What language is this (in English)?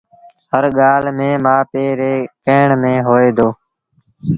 Sindhi Bhil